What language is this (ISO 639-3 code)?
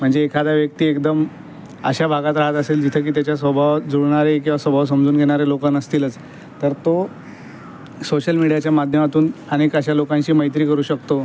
mar